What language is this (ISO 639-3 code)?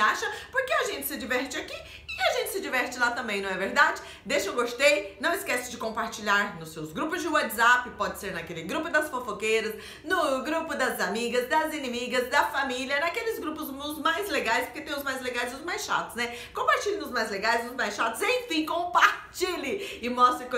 por